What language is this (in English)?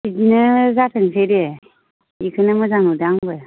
Bodo